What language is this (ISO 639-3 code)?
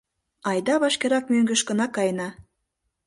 chm